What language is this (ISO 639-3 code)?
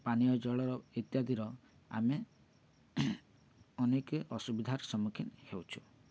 ori